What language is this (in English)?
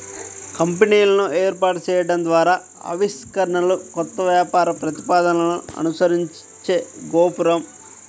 Telugu